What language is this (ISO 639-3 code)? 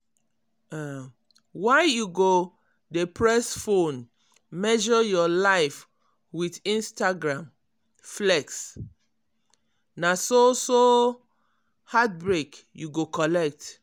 pcm